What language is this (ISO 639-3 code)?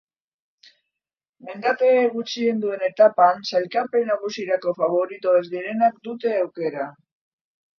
eus